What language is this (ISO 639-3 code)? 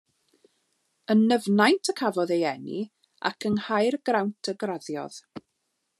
cym